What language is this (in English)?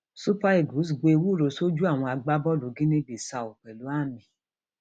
Yoruba